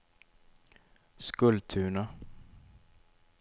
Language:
Swedish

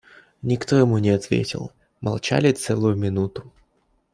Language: Russian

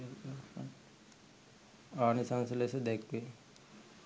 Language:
Sinhala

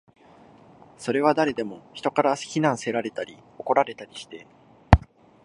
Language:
Japanese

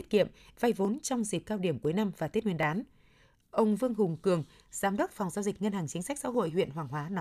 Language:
Vietnamese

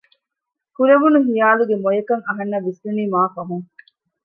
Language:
Divehi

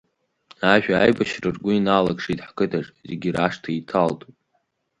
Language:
Abkhazian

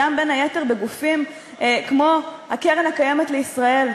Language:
Hebrew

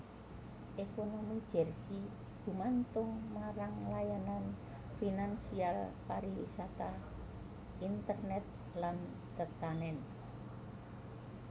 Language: Javanese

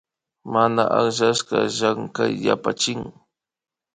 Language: Imbabura Highland Quichua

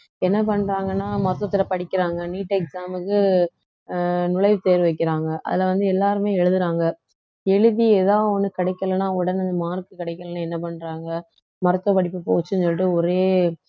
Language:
Tamil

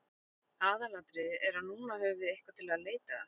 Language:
Icelandic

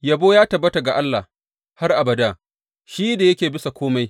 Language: Hausa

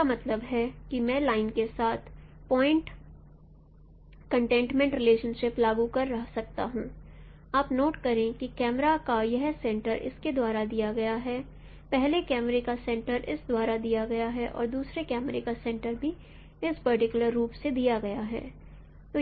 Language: Hindi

